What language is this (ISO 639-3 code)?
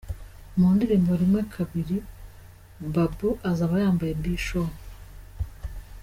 kin